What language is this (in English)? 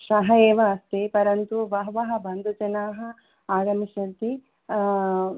Sanskrit